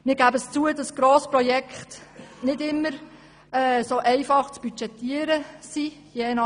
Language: Swiss German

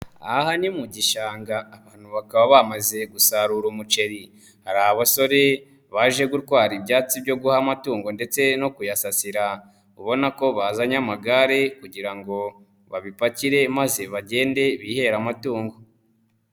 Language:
Kinyarwanda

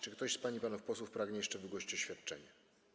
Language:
Polish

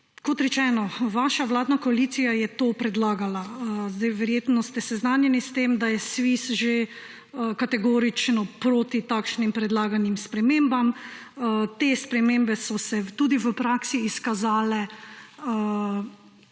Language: Slovenian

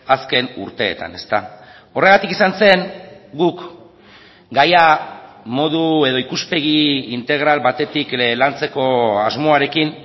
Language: Basque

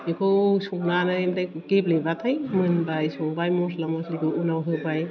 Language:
Bodo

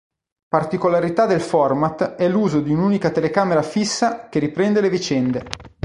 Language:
Italian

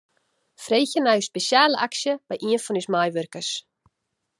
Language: Western Frisian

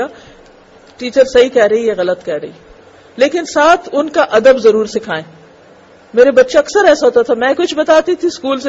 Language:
Urdu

